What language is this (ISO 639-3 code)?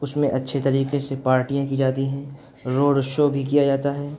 urd